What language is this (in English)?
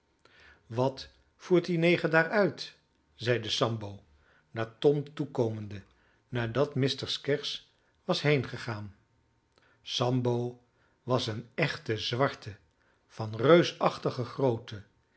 Dutch